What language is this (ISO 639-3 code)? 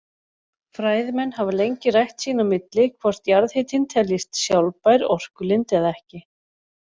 isl